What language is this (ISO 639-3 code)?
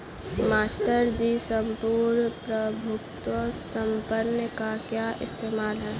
hin